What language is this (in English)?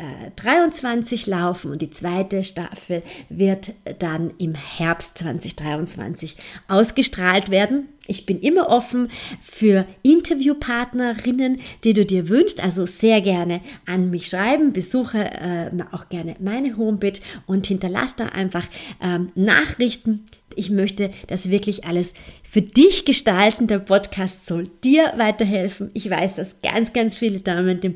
German